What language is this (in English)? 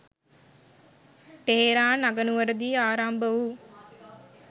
Sinhala